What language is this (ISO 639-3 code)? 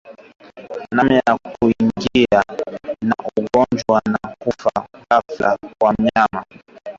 swa